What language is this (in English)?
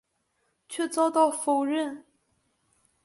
Chinese